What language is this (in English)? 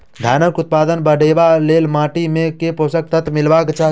Maithili